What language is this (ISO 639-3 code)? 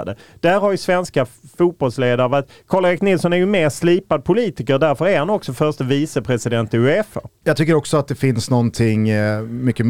swe